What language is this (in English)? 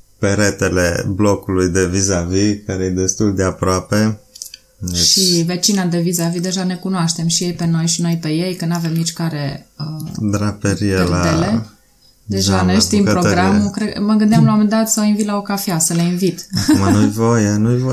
Romanian